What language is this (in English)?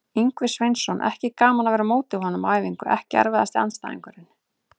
Icelandic